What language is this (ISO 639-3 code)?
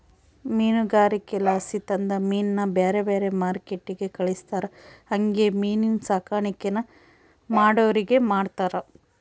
kan